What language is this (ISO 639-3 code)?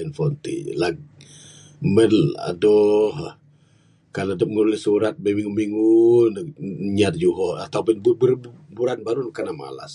sdo